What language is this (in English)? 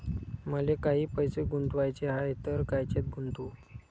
Marathi